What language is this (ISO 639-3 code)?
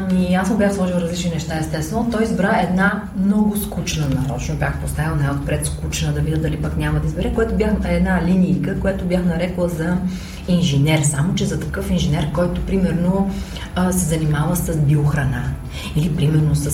bul